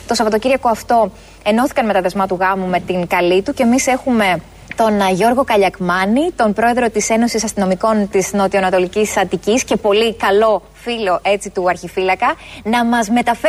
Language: Greek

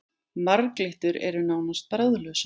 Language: Icelandic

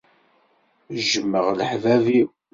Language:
Kabyle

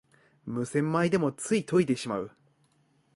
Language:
Japanese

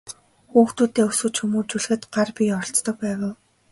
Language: Mongolian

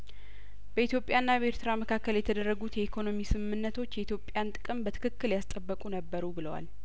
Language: Amharic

